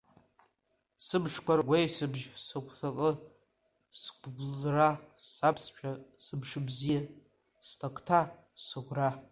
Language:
Abkhazian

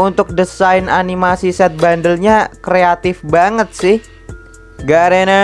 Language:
Indonesian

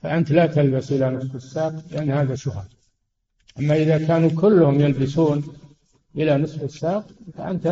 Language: Arabic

